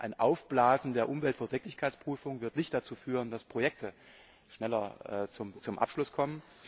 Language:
German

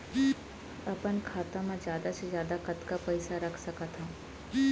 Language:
Chhattisgarhi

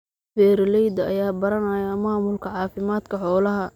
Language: Somali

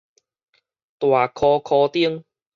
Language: Min Nan Chinese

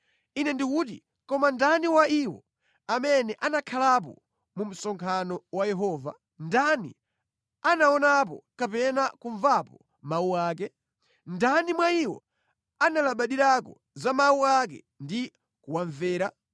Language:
Nyanja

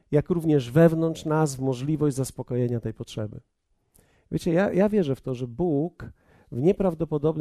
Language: Polish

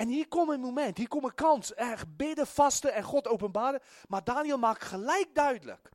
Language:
Dutch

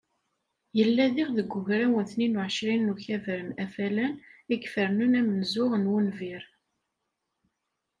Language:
Kabyle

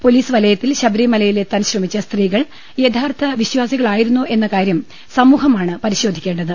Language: Malayalam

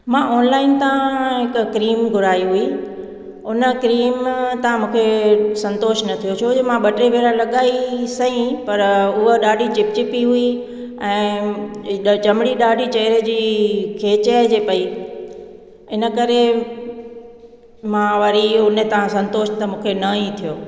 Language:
Sindhi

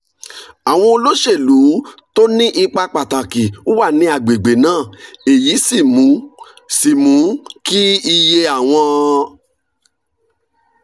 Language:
Yoruba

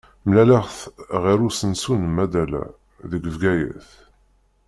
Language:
Kabyle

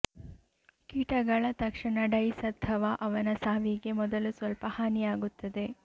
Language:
Kannada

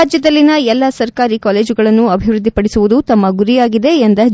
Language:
Kannada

